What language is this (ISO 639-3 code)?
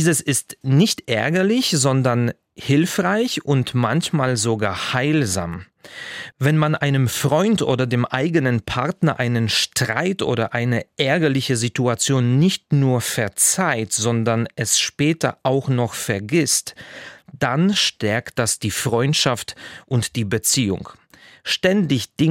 deu